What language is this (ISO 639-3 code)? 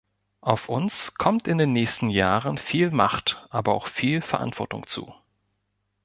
deu